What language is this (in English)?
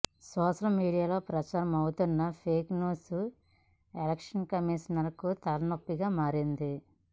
Telugu